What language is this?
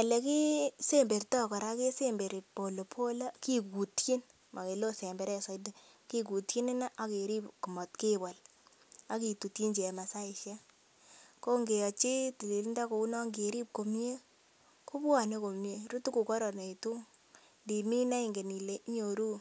Kalenjin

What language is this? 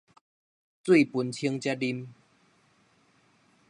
Min Nan Chinese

